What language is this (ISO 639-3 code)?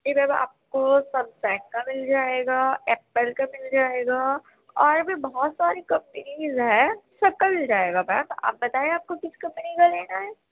urd